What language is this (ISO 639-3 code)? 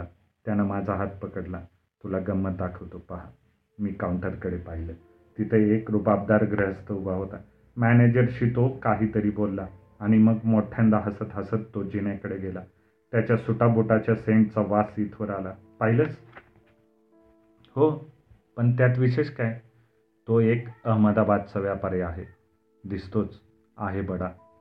mar